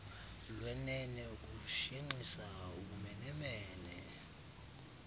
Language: Xhosa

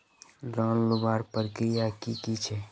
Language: Magahi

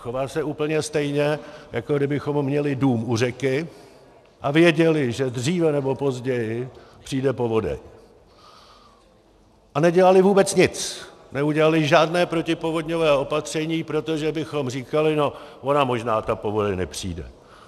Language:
Czech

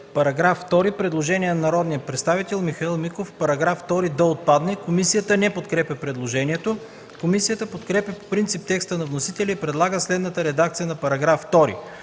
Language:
Bulgarian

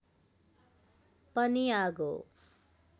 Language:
Nepali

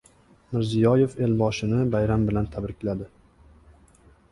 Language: Uzbek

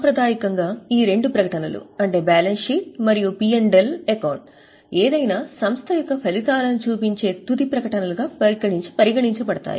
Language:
Telugu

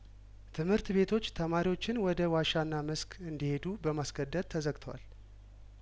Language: Amharic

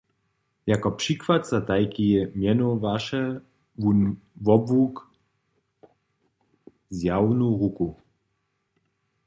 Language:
Upper Sorbian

